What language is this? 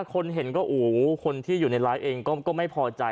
Thai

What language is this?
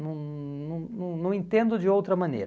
Portuguese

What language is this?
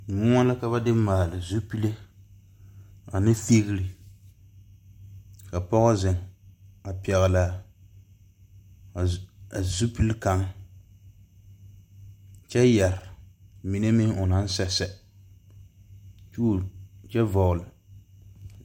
Southern Dagaare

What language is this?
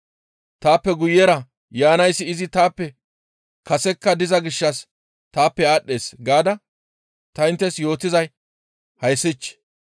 Gamo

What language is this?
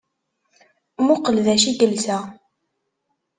Kabyle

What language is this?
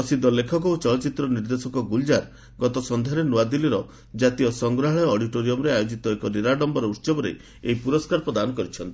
Odia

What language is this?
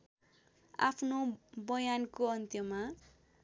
Nepali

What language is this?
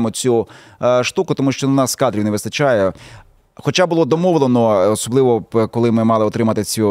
Ukrainian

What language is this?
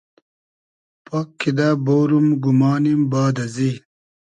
Hazaragi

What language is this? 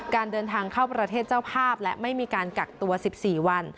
Thai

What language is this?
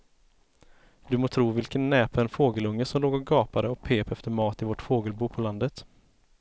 Swedish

